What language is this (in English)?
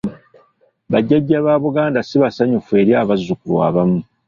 Ganda